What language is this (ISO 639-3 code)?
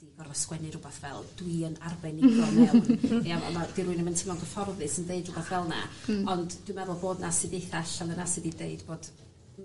cym